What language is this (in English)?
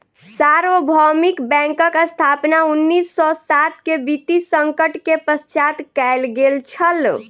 Maithili